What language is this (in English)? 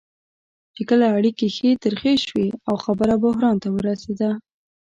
Pashto